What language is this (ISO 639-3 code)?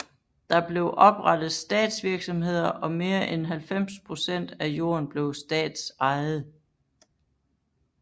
dan